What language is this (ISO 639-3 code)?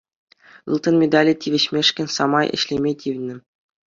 chv